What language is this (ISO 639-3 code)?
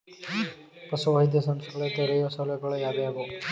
kan